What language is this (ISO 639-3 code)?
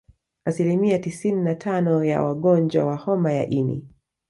swa